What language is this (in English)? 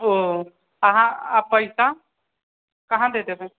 Maithili